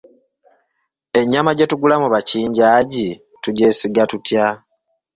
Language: Ganda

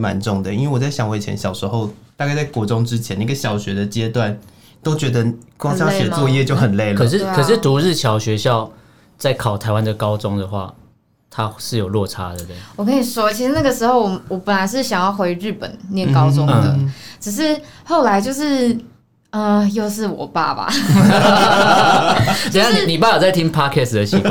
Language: Chinese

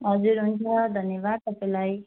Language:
Nepali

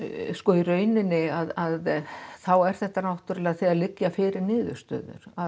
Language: Icelandic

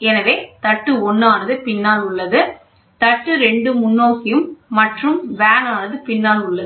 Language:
Tamil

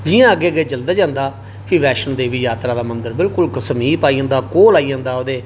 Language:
Dogri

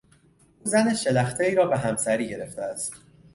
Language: Persian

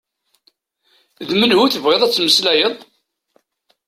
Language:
Kabyle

